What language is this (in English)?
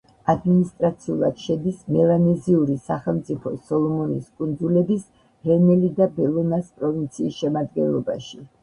Georgian